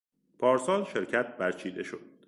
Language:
Persian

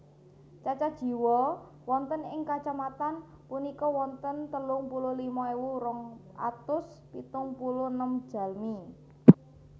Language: Javanese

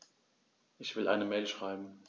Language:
German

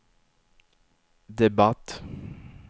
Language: Swedish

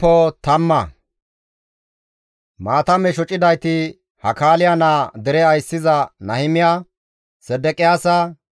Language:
Gamo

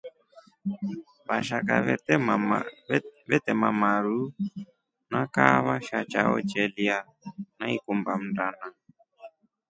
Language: Rombo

